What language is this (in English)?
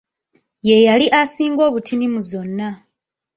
Ganda